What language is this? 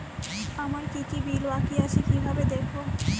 Bangla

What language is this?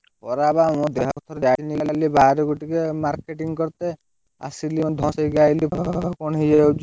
Odia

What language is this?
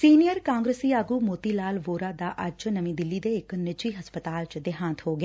Punjabi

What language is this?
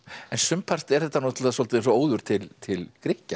Icelandic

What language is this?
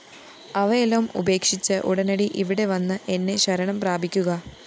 Malayalam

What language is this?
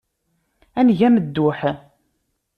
Kabyle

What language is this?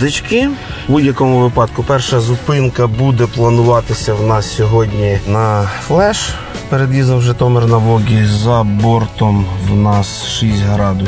Ukrainian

